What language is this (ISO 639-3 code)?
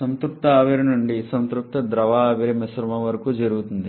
tel